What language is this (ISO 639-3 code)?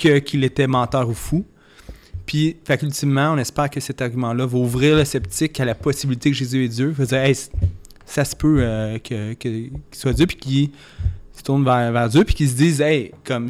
fra